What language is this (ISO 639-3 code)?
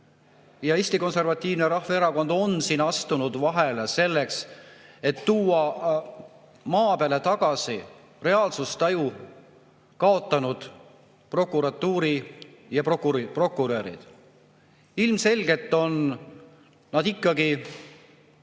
est